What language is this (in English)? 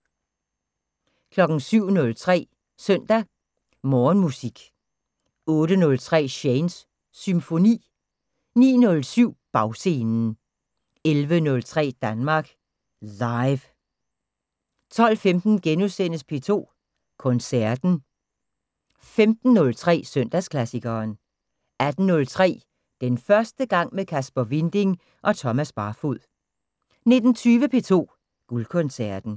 Danish